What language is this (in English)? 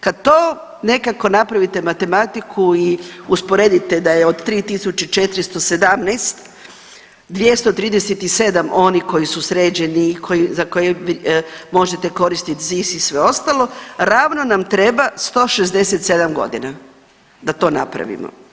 Croatian